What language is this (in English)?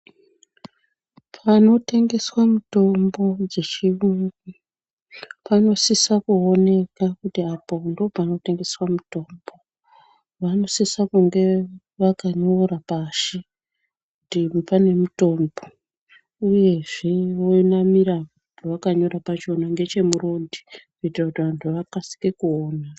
Ndau